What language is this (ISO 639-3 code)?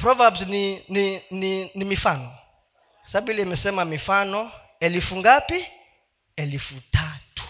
swa